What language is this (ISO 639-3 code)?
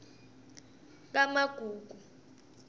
ssw